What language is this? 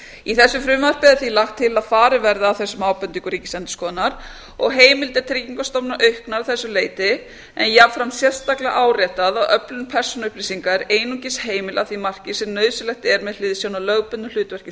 Icelandic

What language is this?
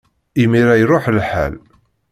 Kabyle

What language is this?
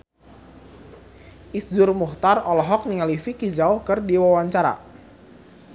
Sundanese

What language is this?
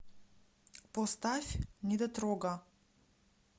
Russian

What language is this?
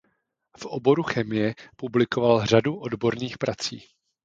Czech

